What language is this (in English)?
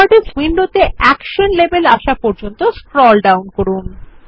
Bangla